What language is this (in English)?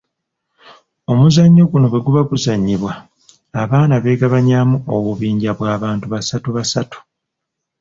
Ganda